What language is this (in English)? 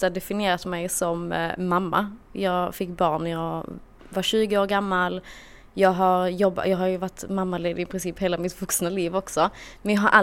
Swedish